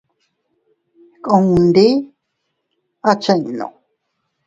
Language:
Teutila Cuicatec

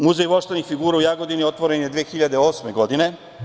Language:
Serbian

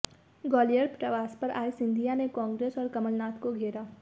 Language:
Hindi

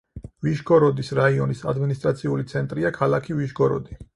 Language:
Georgian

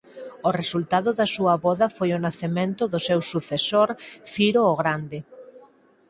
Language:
Galician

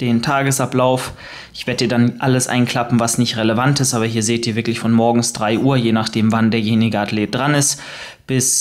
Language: German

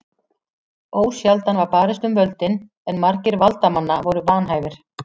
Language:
Icelandic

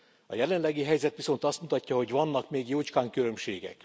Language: Hungarian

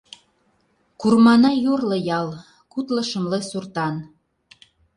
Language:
Mari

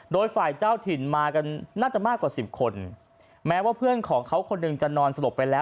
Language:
Thai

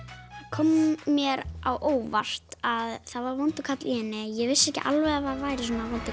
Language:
Icelandic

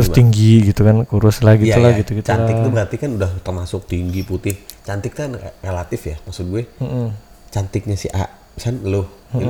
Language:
Indonesian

